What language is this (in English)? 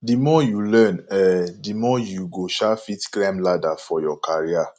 Nigerian Pidgin